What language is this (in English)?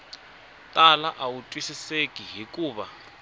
Tsonga